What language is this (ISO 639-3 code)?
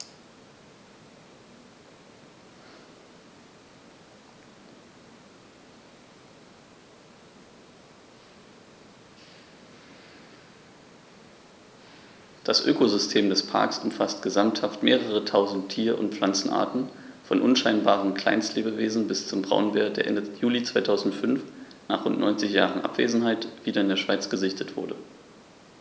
deu